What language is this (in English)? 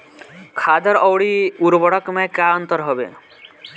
Bhojpuri